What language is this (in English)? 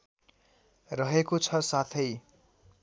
Nepali